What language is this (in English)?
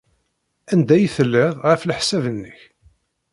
Kabyle